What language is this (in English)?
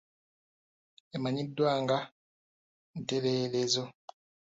Ganda